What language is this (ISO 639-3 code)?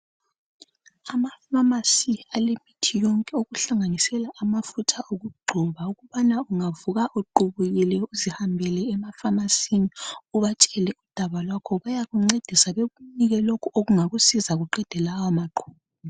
nde